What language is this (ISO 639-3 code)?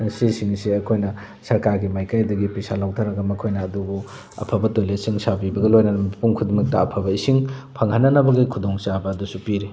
mni